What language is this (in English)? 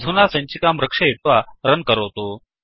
Sanskrit